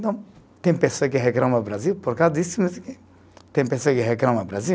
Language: Portuguese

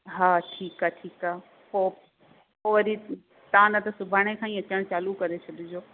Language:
Sindhi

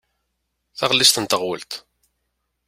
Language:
Kabyle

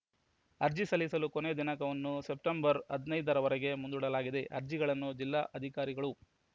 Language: Kannada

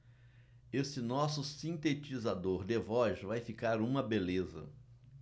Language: Portuguese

